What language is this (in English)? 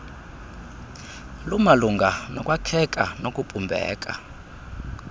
Xhosa